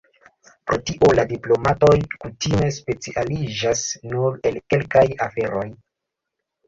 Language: Esperanto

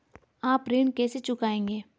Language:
Hindi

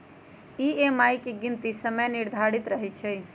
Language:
Magahi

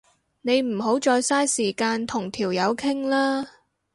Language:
Cantonese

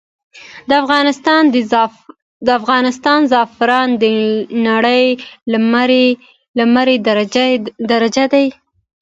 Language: Pashto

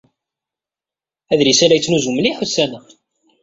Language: Kabyle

